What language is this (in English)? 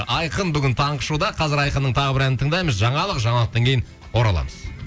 Kazakh